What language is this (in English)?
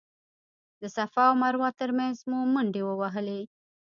Pashto